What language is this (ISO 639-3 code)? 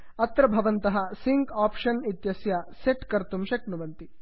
san